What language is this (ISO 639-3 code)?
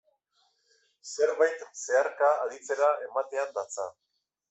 eus